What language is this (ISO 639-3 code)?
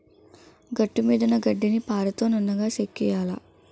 tel